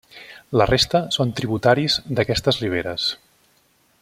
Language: Catalan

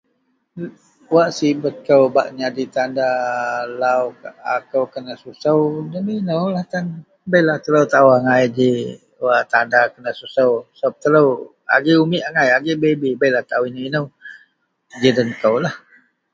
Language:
Central Melanau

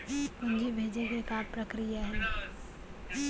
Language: Chhattisgarhi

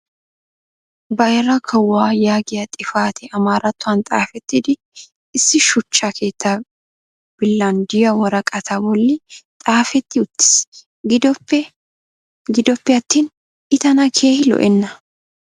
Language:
Wolaytta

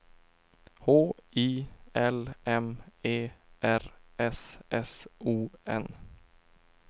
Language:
Swedish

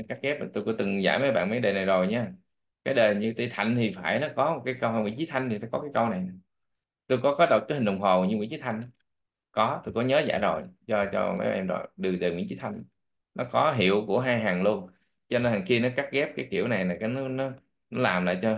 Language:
Vietnamese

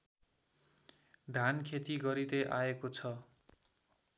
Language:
Nepali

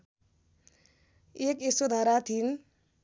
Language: Nepali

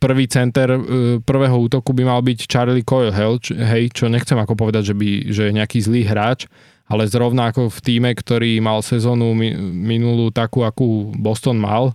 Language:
Slovak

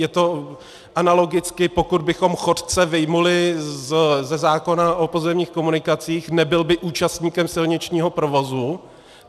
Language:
Czech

